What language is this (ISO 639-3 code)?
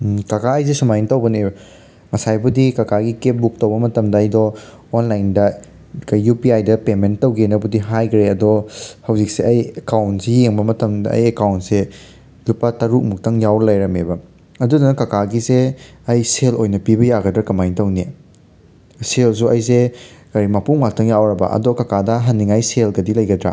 mni